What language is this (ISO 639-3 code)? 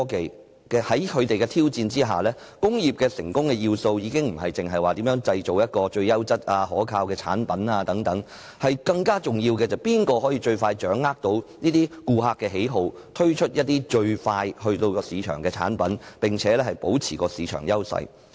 yue